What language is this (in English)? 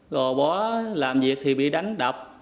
Vietnamese